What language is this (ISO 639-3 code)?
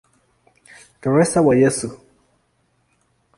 swa